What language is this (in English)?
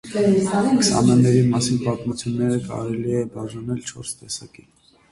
Armenian